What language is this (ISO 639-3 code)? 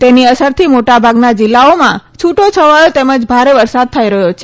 guj